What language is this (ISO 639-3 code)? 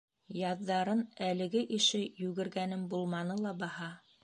bak